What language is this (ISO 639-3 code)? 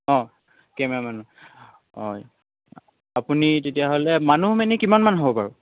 asm